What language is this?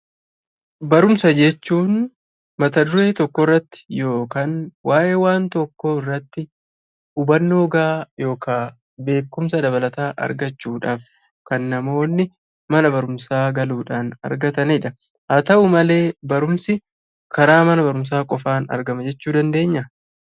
Oromo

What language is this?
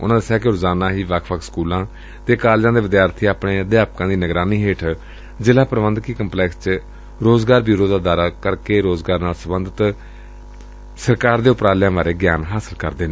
Punjabi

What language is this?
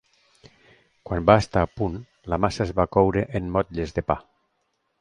Catalan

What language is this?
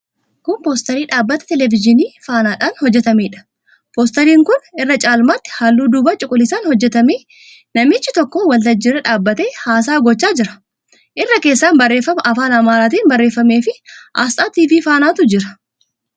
Oromo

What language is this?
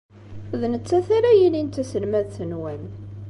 Kabyle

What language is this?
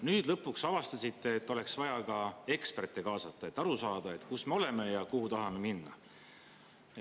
Estonian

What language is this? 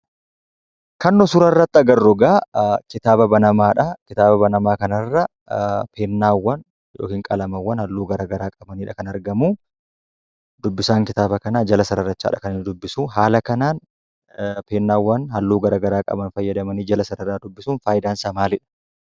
Oromo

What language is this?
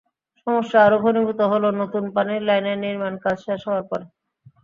Bangla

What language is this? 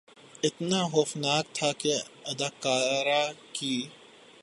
Urdu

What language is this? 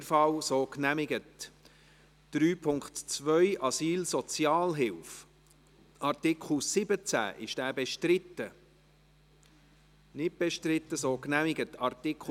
Swiss German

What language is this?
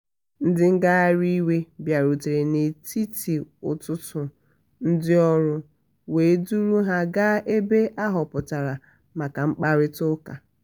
Igbo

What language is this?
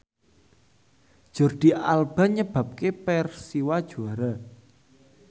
Javanese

